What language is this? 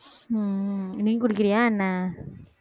Tamil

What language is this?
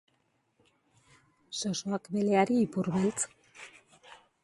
Basque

